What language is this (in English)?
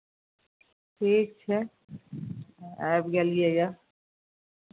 Maithili